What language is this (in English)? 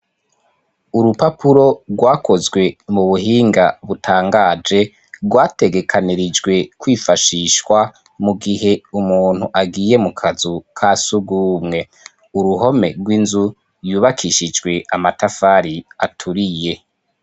Rundi